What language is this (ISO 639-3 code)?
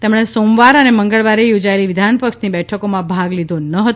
guj